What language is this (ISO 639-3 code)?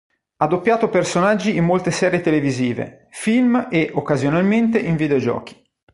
ita